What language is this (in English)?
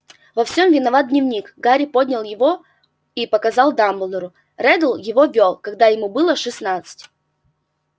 Russian